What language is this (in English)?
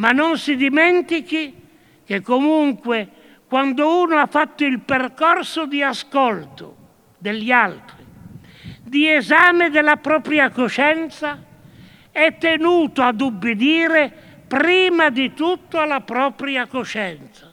Italian